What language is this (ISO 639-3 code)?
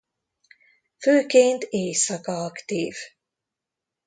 hun